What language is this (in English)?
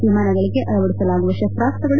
Kannada